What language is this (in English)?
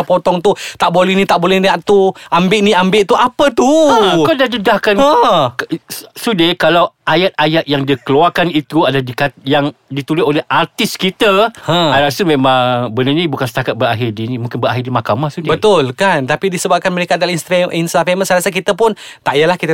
Malay